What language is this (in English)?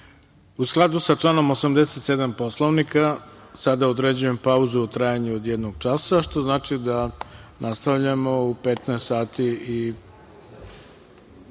Serbian